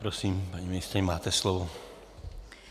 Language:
Czech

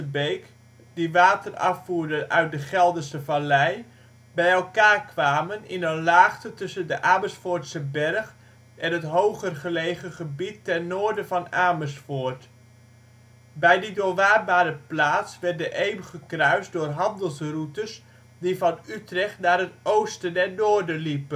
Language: Dutch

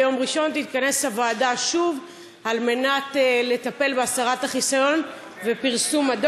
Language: Hebrew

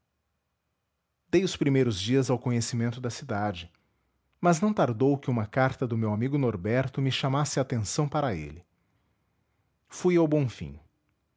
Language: Portuguese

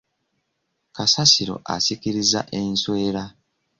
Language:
Ganda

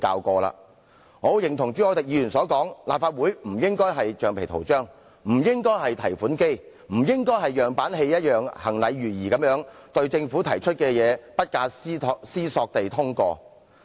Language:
Cantonese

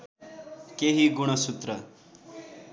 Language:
Nepali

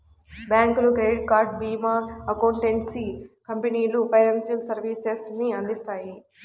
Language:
Telugu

